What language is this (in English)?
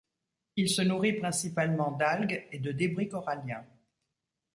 French